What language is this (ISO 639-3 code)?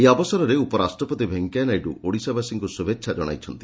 ori